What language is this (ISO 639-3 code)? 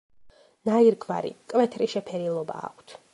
kat